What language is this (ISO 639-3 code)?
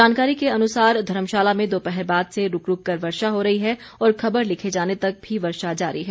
hin